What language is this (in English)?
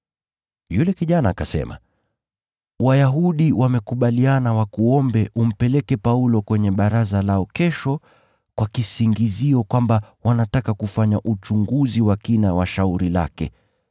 Swahili